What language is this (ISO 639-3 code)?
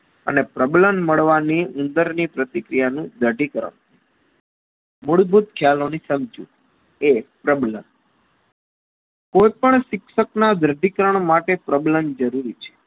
guj